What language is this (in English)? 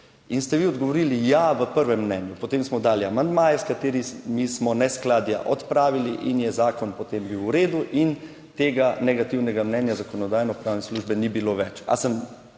Slovenian